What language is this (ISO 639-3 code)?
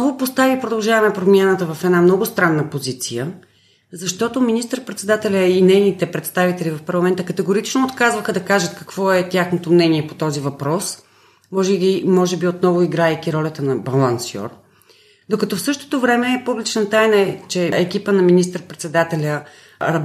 bul